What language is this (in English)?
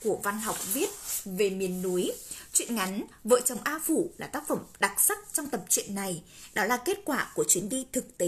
Vietnamese